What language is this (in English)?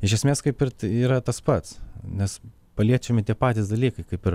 Lithuanian